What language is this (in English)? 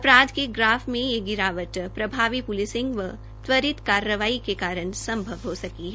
Hindi